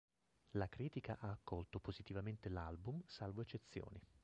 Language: Italian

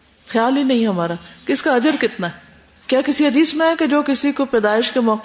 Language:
Urdu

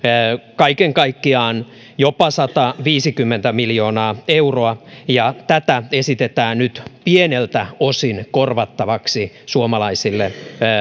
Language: Finnish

